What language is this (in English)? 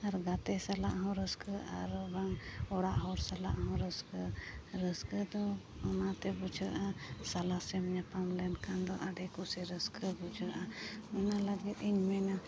Santali